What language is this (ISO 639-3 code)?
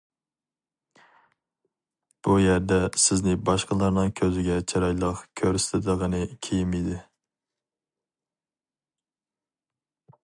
uig